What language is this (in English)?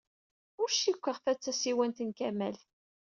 Kabyle